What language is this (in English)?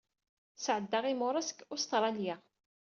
Kabyle